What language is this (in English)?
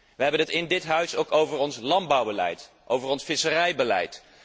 Dutch